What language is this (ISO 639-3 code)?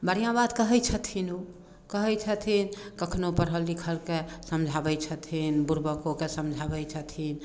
mai